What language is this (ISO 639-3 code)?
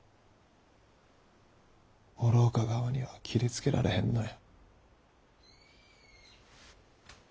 jpn